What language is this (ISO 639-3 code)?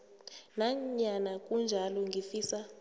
nbl